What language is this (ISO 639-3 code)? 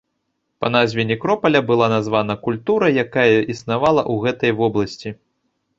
bel